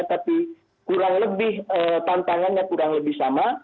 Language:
Indonesian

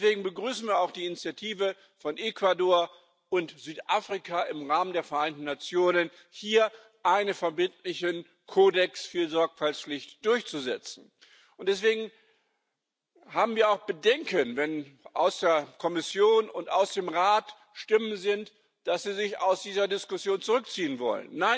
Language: German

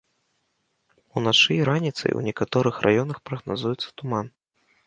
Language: Belarusian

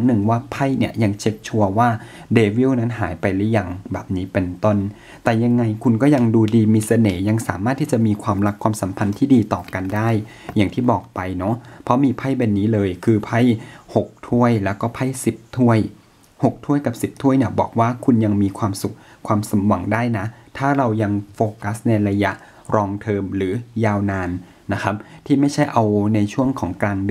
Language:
Thai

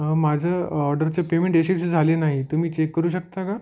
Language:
Marathi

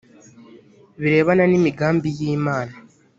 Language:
Kinyarwanda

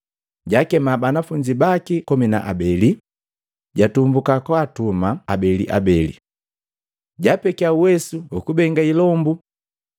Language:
Matengo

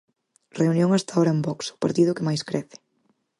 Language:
Galician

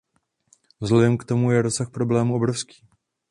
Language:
Czech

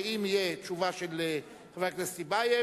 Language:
Hebrew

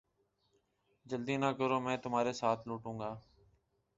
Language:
Urdu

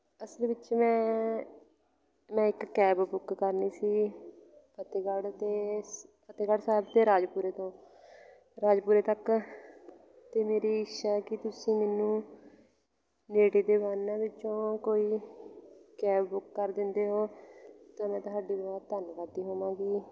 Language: Punjabi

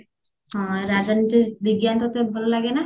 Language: Odia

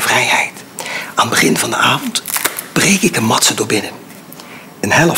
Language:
Dutch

